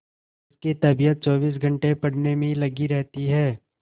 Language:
Hindi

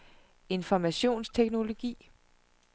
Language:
Danish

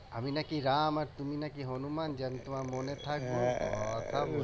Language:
Bangla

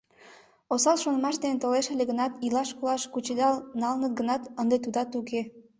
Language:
Mari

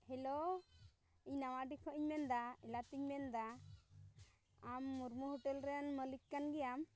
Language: Santali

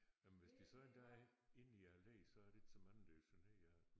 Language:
Danish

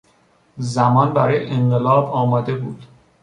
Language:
Persian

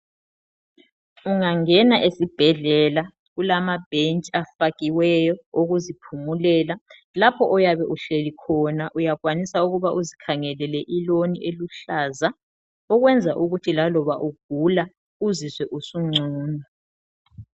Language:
North Ndebele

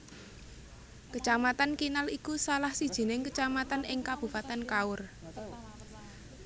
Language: Javanese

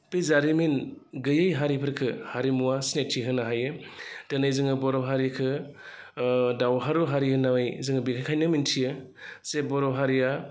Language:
Bodo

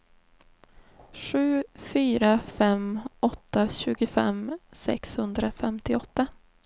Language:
Swedish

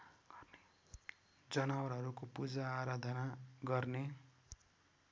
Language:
Nepali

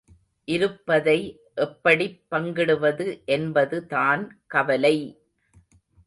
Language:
Tamil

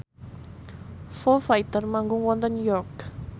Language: Javanese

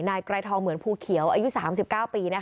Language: Thai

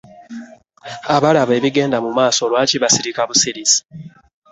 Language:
Ganda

